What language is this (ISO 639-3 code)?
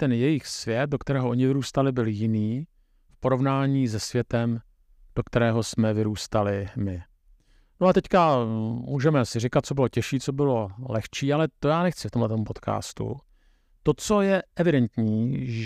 ces